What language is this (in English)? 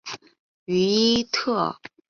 Chinese